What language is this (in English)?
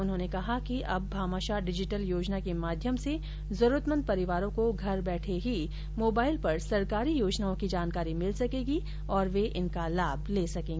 Hindi